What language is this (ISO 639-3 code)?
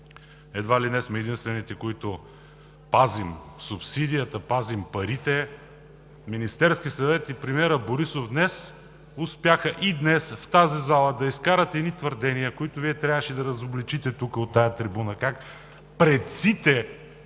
bul